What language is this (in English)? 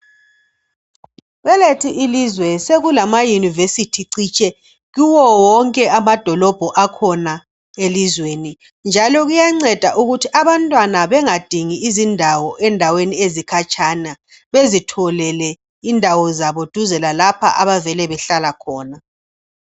North Ndebele